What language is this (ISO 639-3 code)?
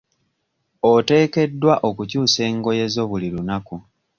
lug